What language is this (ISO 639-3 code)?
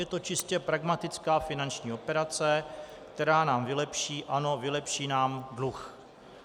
ces